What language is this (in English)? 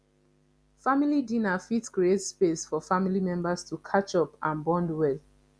Nigerian Pidgin